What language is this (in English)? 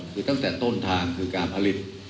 Thai